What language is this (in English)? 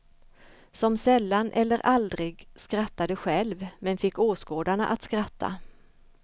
Swedish